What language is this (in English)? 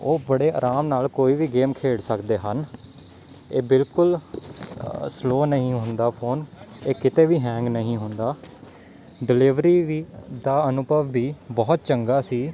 Punjabi